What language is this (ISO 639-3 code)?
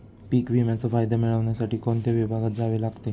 mar